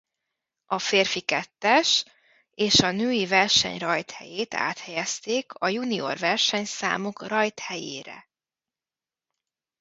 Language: Hungarian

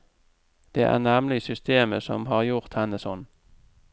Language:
Norwegian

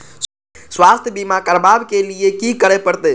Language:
Maithili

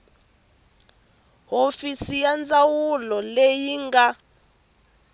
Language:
Tsonga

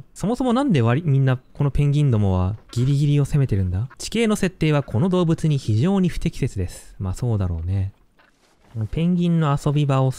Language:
Japanese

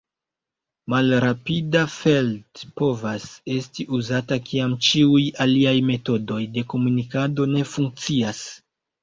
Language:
Esperanto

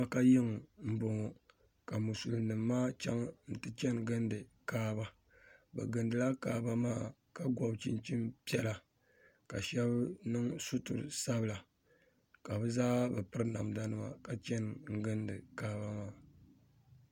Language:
Dagbani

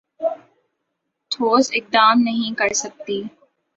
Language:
Urdu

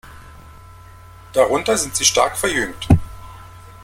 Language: German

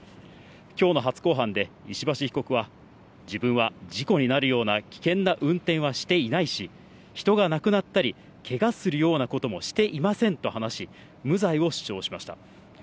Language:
Japanese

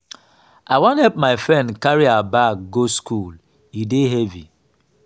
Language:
Nigerian Pidgin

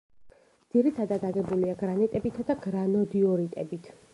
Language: Georgian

